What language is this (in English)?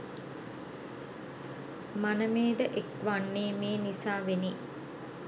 Sinhala